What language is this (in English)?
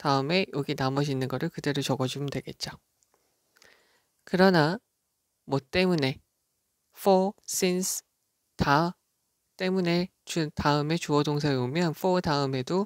Korean